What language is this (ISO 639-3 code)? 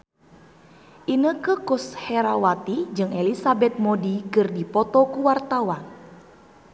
sun